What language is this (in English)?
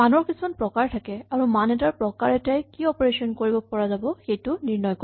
Assamese